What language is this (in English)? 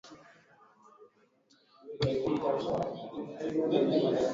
Swahili